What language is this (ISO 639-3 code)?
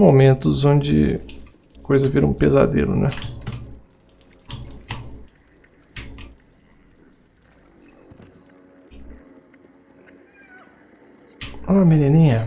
por